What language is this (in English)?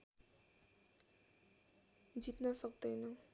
Nepali